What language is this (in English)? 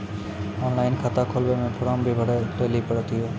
Maithili